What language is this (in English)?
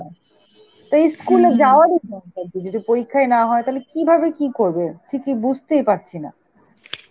Bangla